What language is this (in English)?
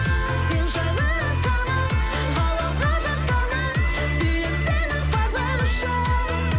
Kazakh